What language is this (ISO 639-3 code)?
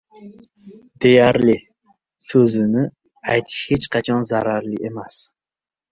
uzb